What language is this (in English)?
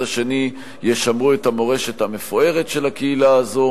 Hebrew